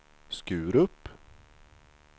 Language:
Swedish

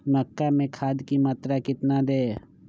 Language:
Magahi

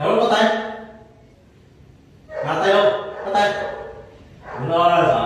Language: Vietnamese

